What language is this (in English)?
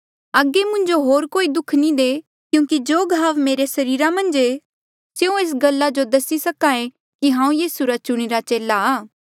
Mandeali